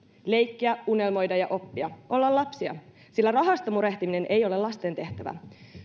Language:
Finnish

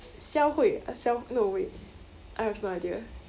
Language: English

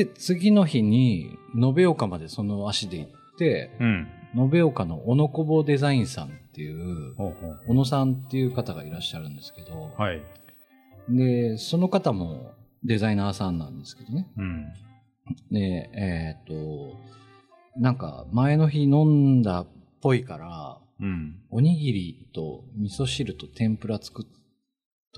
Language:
Japanese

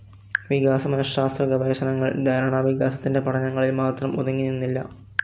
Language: Malayalam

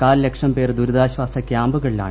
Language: Malayalam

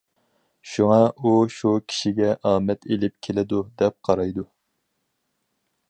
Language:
Uyghur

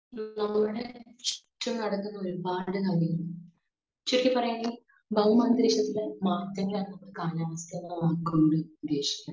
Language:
Malayalam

